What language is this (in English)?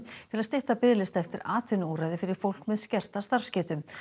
Icelandic